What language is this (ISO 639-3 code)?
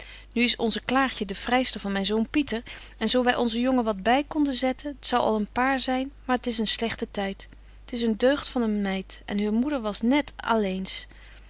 nld